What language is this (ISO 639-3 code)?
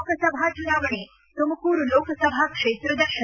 kan